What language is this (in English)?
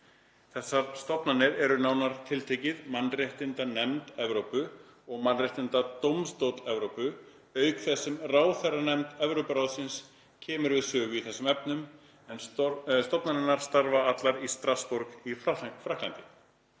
Icelandic